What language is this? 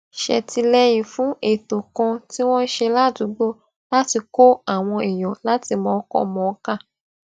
Yoruba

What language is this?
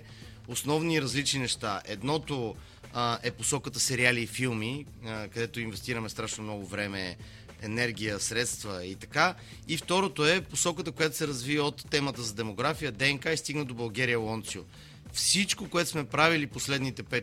Bulgarian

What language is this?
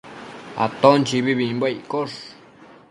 Matsés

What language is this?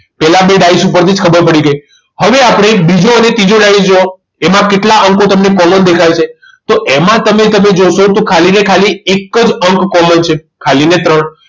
Gujarati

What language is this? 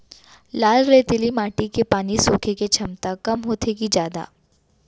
Chhattisgarhi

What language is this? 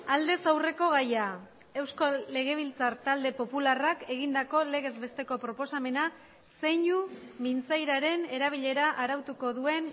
Basque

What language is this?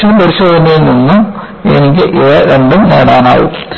Malayalam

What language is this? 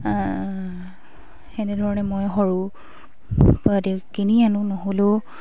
Assamese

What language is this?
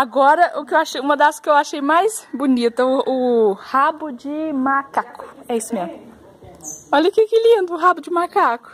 Portuguese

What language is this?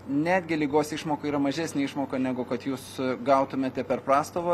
Lithuanian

